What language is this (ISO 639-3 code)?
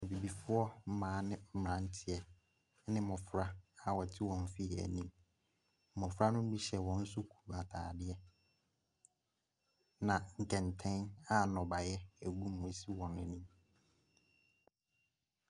aka